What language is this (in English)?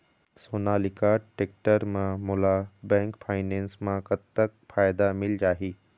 Chhattisgarhi